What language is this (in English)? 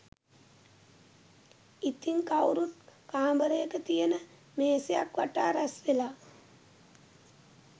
Sinhala